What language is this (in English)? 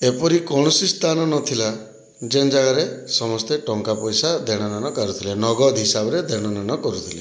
Odia